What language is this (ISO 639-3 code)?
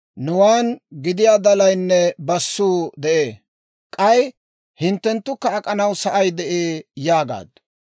dwr